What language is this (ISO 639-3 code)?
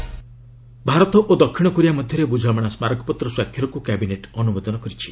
ori